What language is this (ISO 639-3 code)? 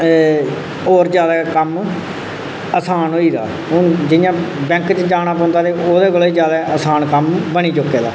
doi